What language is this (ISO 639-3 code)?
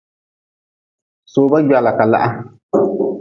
nmz